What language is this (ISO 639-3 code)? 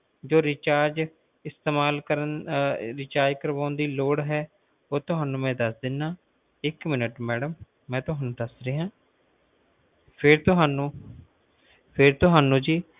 pan